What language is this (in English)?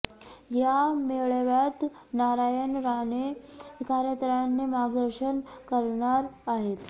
Marathi